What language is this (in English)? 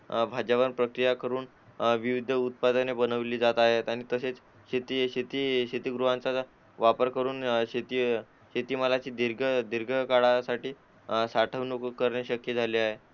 Marathi